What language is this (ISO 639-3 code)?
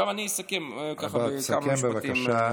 heb